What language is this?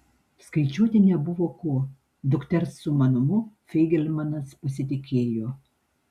Lithuanian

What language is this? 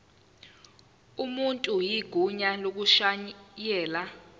Zulu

